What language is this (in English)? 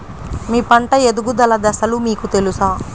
Telugu